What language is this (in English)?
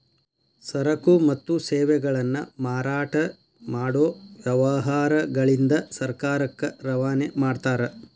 Kannada